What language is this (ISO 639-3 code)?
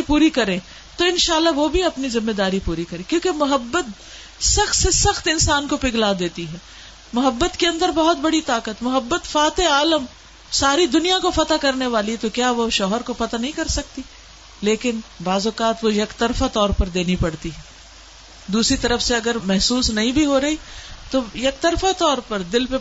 urd